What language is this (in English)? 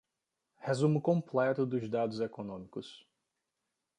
Portuguese